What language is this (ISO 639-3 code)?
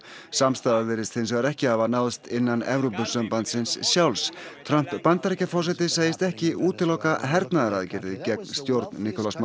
isl